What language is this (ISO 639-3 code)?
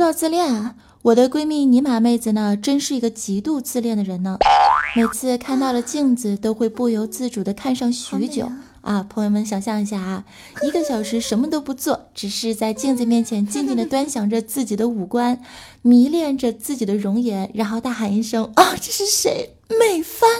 zho